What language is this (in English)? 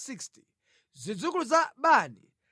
Nyanja